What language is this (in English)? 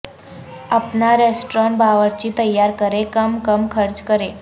Urdu